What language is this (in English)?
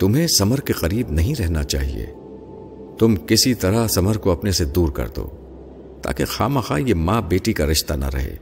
Urdu